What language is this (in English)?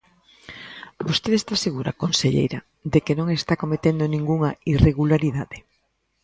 Galician